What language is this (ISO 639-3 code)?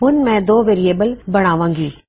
pan